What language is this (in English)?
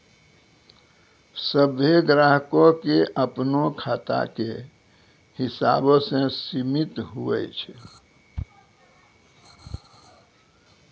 Maithili